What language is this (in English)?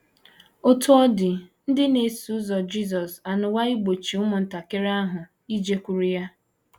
Igbo